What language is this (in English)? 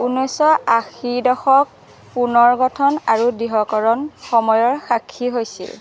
Assamese